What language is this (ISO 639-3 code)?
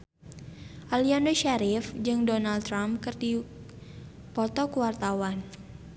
sun